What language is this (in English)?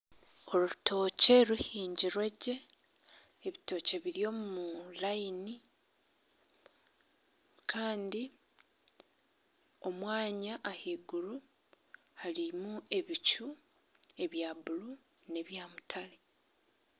Nyankole